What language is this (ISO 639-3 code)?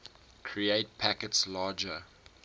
eng